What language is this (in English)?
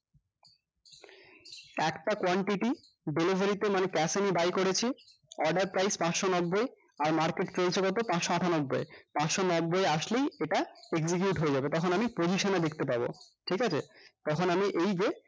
Bangla